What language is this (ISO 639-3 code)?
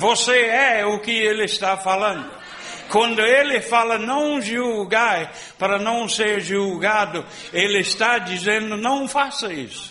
por